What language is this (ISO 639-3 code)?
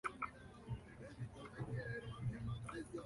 spa